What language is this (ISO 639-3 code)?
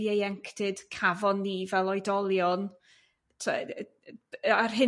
cym